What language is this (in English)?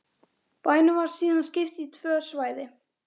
Icelandic